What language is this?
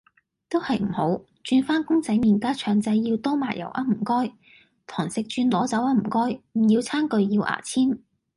Cantonese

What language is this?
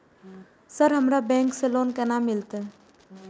Maithili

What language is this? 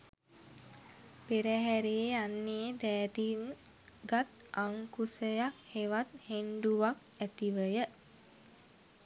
Sinhala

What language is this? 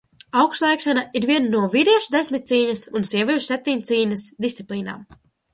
Latvian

